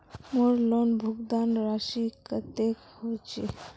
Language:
Magahi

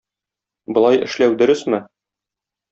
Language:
Tatar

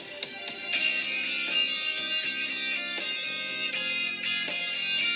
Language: Japanese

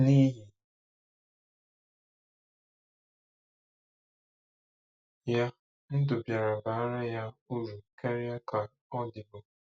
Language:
Igbo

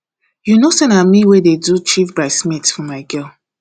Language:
Nigerian Pidgin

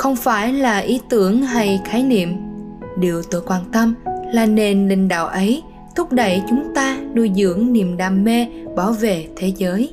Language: Vietnamese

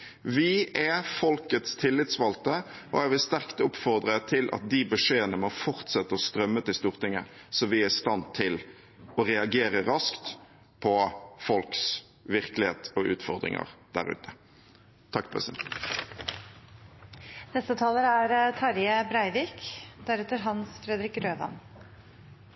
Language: Norwegian Bokmål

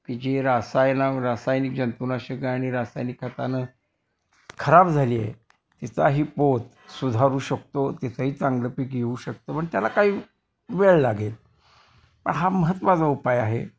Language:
Marathi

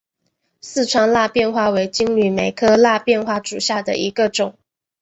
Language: Chinese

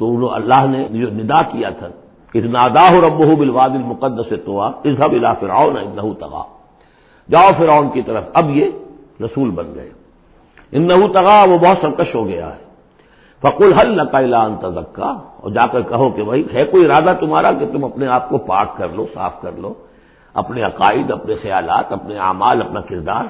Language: Urdu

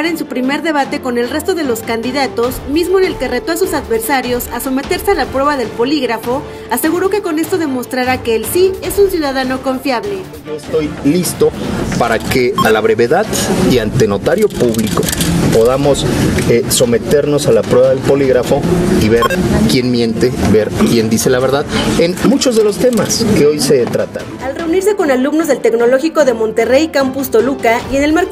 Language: Spanish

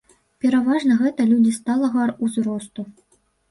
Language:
Belarusian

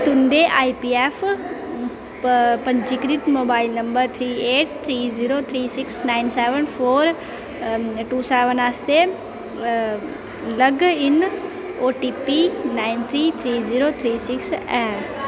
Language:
Dogri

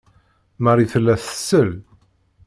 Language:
Kabyle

